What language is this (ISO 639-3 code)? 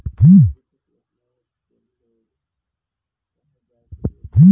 bho